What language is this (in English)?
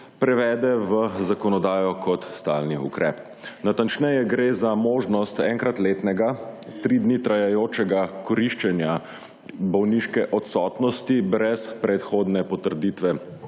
Slovenian